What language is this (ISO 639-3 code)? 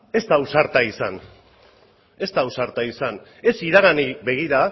eus